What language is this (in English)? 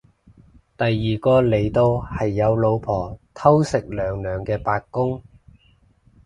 Cantonese